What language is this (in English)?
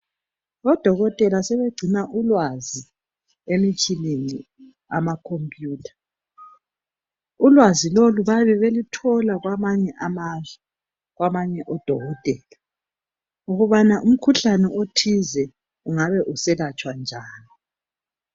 North Ndebele